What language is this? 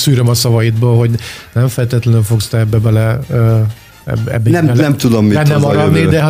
Hungarian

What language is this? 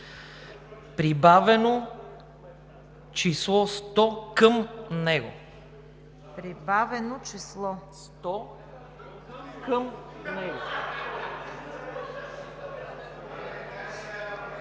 Bulgarian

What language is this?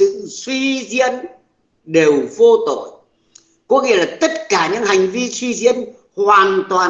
Vietnamese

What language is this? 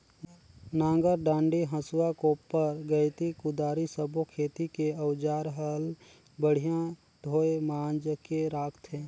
Chhattisgarhi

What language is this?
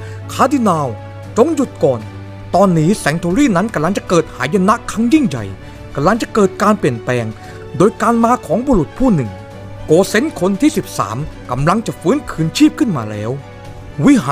Thai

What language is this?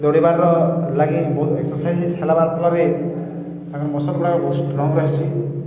Odia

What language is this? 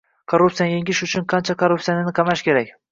Uzbek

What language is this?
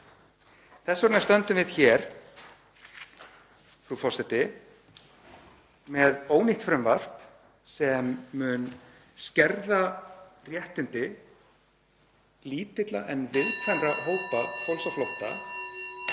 Icelandic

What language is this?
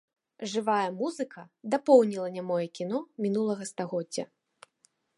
Belarusian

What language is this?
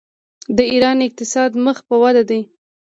Pashto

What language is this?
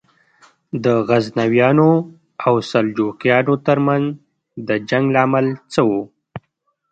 Pashto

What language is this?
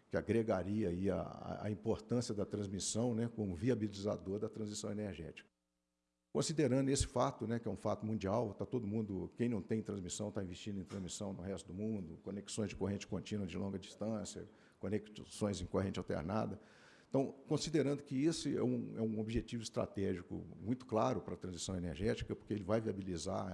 Portuguese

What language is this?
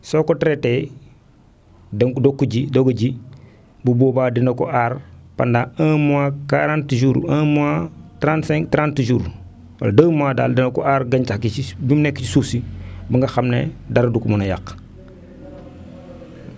Wolof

